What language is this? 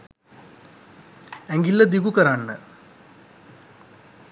Sinhala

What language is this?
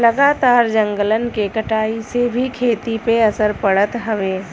Bhojpuri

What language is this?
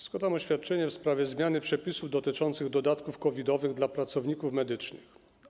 Polish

